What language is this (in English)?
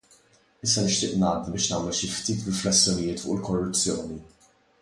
Maltese